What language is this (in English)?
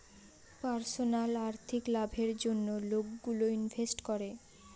Bangla